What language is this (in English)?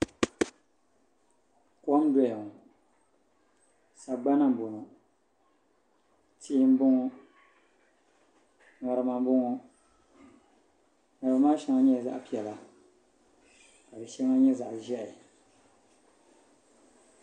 Dagbani